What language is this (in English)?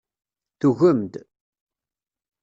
Kabyle